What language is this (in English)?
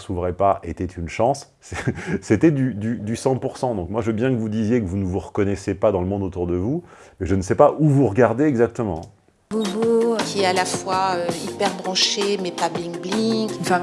French